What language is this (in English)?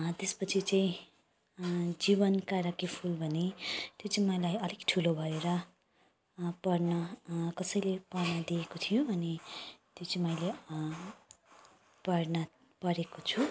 Nepali